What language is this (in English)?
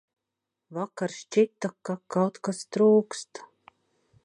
Latvian